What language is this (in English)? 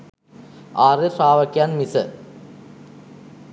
Sinhala